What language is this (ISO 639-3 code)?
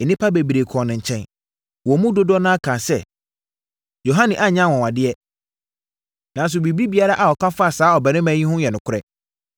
aka